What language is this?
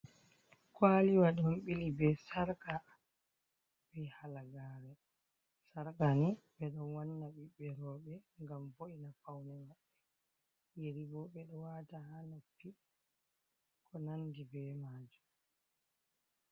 Fula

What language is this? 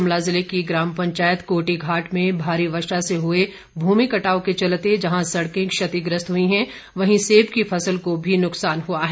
Hindi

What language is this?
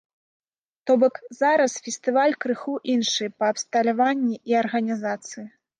Belarusian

